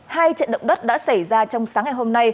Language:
Vietnamese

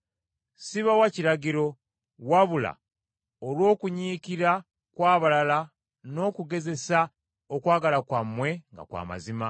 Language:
Ganda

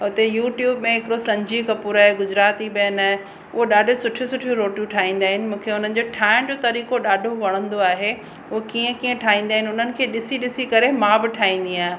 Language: Sindhi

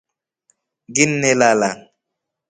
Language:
Rombo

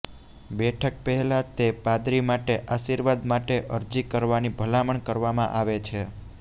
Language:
Gujarati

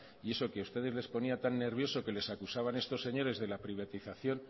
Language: Spanish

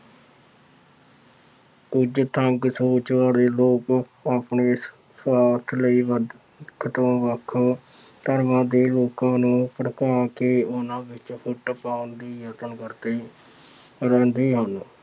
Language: Punjabi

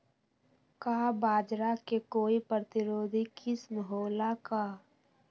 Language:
Magahi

